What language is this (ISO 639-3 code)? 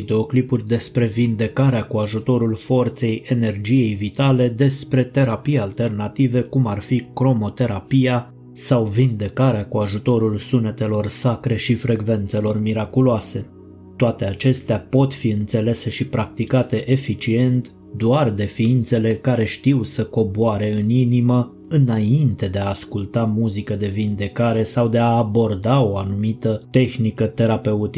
ron